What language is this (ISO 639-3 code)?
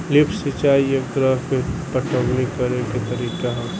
bho